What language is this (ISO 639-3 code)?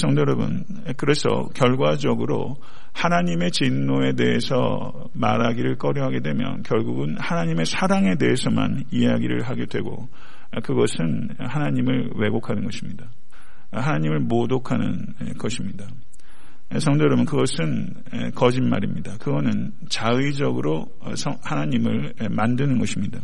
kor